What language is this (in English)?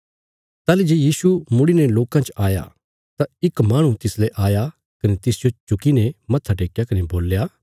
Bilaspuri